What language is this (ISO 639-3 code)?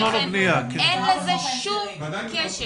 heb